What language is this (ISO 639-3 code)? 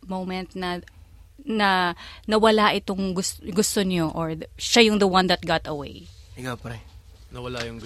fil